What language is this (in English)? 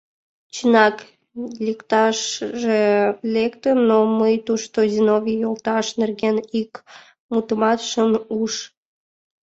Mari